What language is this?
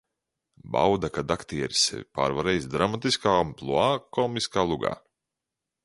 Latvian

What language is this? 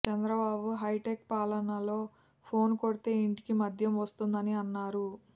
Telugu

